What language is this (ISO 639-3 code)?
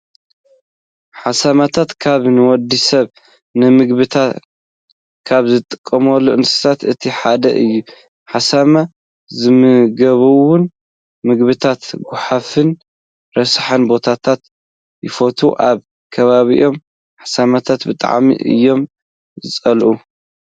tir